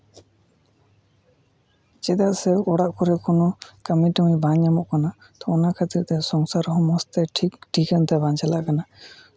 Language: Santali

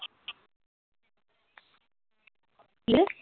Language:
Punjabi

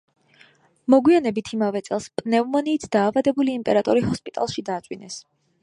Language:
Georgian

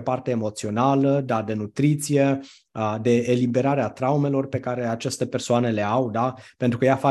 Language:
Romanian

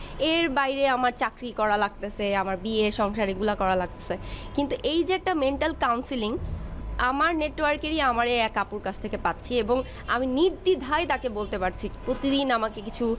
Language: Bangla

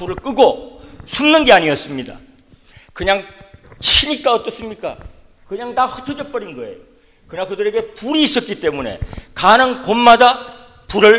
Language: Korean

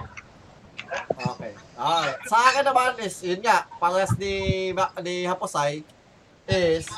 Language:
Filipino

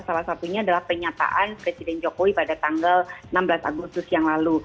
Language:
Indonesian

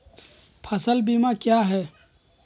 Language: Magahi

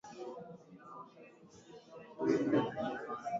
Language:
Swahili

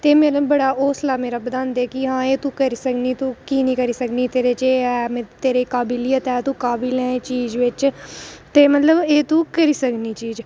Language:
Dogri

